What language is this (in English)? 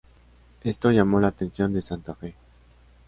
Spanish